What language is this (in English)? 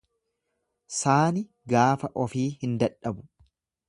Oromo